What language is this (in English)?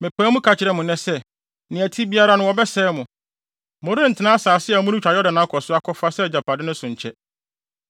Akan